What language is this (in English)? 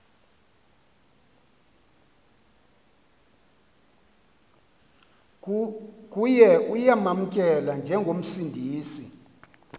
Xhosa